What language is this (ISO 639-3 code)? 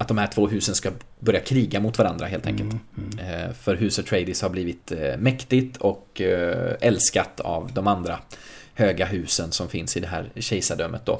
swe